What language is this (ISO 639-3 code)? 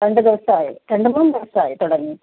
mal